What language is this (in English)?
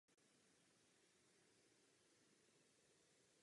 Czech